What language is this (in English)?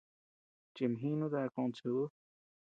Tepeuxila Cuicatec